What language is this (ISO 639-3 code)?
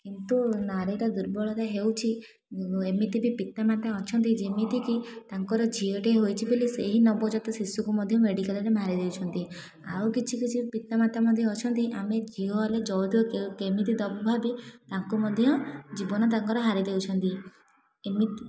ori